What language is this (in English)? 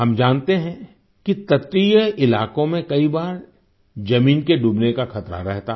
Hindi